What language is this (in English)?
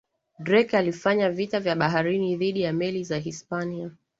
Swahili